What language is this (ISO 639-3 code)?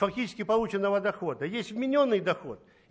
rus